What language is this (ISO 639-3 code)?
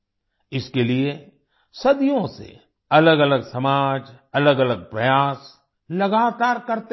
hin